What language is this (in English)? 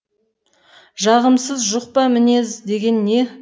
Kazakh